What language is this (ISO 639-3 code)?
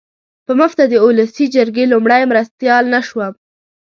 pus